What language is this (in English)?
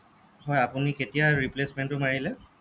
Assamese